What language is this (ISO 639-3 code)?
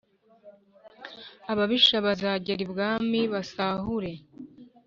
kin